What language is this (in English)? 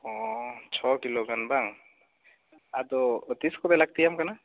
Santali